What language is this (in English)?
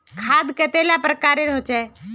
Magahi